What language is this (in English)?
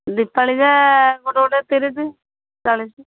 Odia